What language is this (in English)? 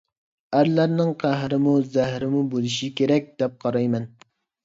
Uyghur